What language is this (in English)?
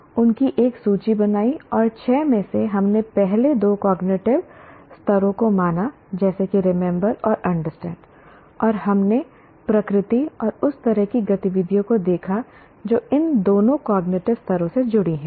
Hindi